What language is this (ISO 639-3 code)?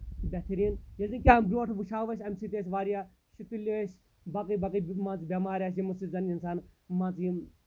kas